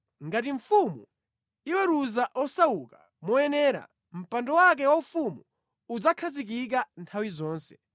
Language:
Nyanja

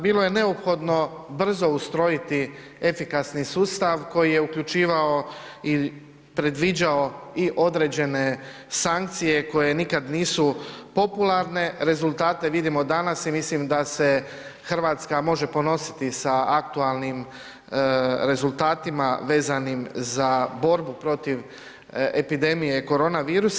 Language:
Croatian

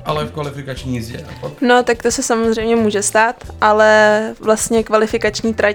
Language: Czech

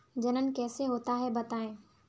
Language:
Hindi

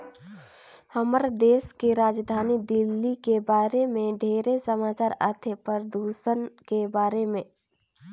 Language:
Chhattisgarhi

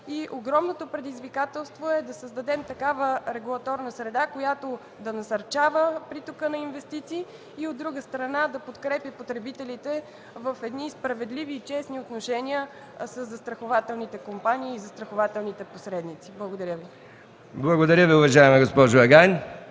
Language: Bulgarian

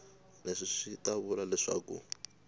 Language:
Tsonga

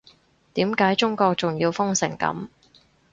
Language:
Cantonese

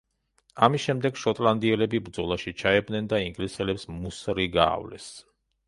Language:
Georgian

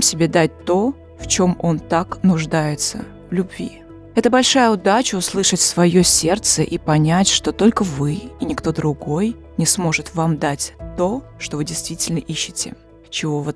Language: Russian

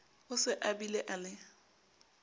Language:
Southern Sotho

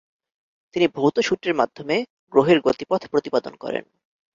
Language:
Bangla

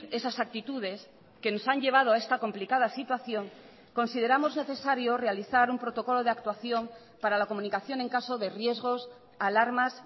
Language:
Spanish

